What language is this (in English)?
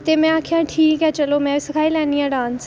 Dogri